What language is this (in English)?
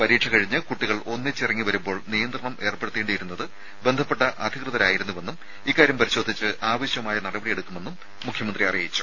Malayalam